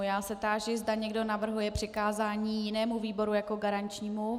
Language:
Czech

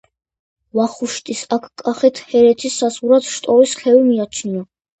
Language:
Georgian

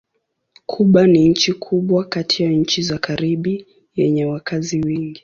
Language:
Swahili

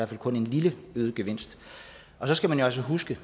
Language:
Danish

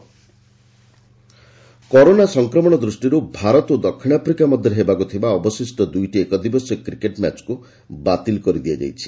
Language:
Odia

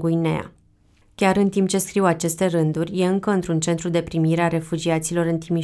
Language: Romanian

